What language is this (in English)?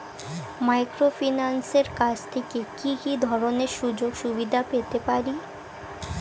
Bangla